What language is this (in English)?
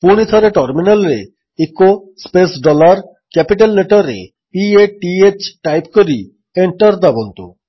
Odia